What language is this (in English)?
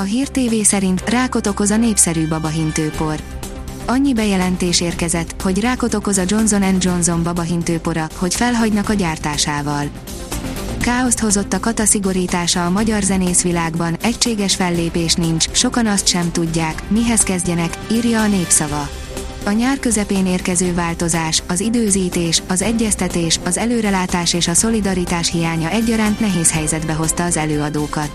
Hungarian